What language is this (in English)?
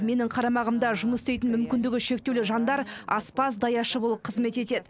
Kazakh